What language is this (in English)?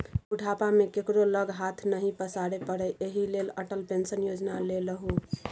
Maithili